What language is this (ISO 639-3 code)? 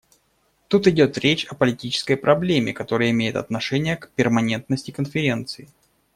rus